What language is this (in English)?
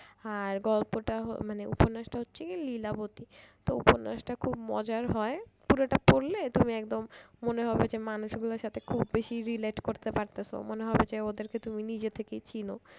Bangla